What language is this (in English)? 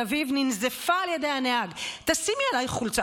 Hebrew